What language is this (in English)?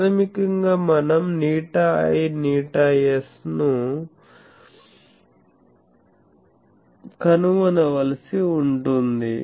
Telugu